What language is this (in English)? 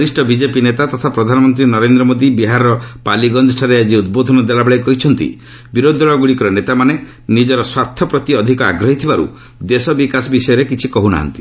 Odia